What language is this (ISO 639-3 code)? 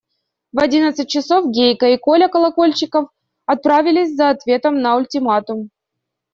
rus